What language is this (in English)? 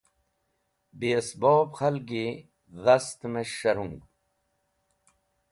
Wakhi